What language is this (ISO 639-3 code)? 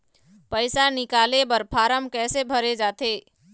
hne